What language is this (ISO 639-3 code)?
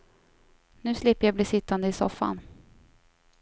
swe